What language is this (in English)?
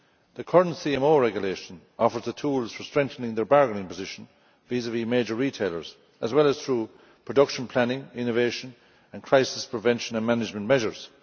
English